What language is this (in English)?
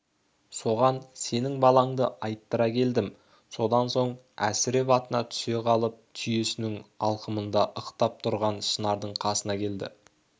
Kazakh